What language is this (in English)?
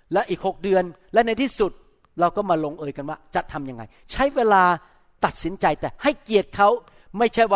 Thai